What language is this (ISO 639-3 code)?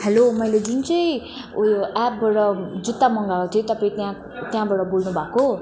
nep